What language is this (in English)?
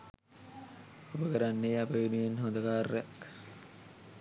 Sinhala